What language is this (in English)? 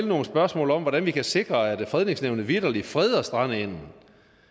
Danish